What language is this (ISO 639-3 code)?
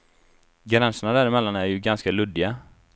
swe